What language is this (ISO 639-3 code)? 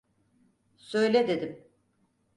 tur